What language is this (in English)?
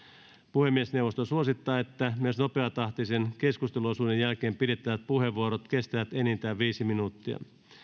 Finnish